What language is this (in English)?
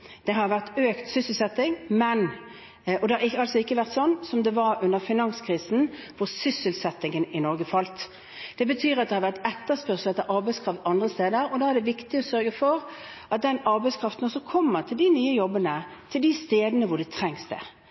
Norwegian Bokmål